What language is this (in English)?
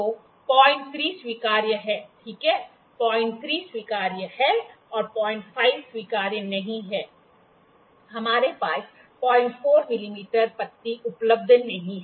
Hindi